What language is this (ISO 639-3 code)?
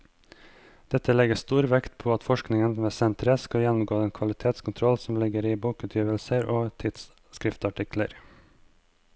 nor